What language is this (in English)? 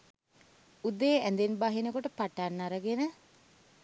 Sinhala